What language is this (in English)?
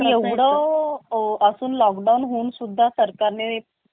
Marathi